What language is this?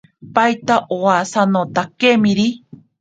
Ashéninka Perené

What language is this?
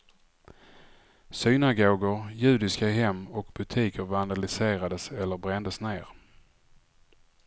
Swedish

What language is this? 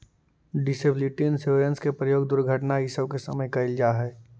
Magahi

